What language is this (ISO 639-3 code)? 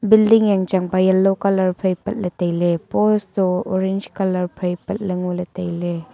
nnp